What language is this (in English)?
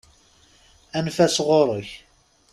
Kabyle